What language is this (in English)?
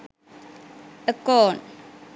Sinhala